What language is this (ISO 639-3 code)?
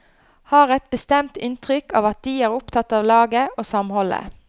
nor